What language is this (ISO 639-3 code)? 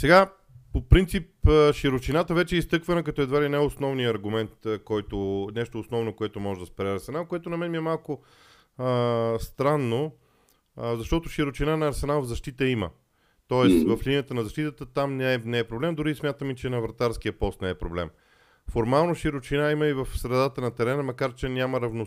bul